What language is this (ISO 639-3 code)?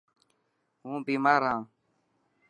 mki